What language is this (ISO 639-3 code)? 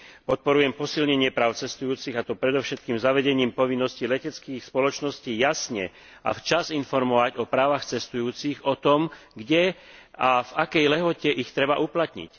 slk